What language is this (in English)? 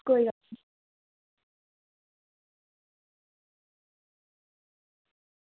Dogri